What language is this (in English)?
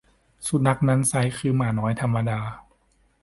Thai